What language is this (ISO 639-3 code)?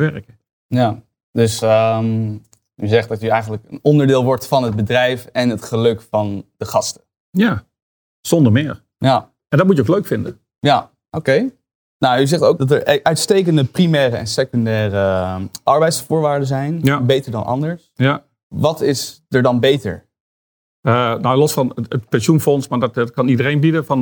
nld